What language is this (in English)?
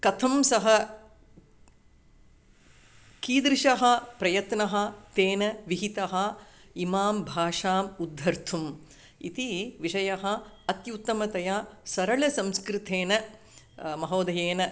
Sanskrit